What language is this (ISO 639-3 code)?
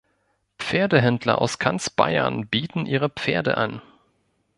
deu